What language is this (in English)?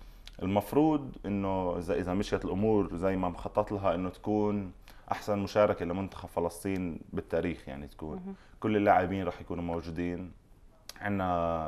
Arabic